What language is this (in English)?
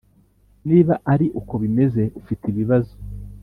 Kinyarwanda